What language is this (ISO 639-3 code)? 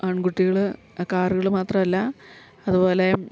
mal